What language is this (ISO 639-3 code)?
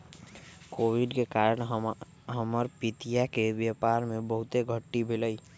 mag